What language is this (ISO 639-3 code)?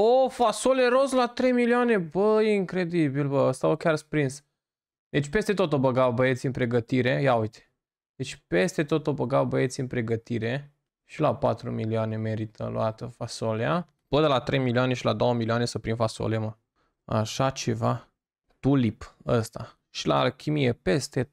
ron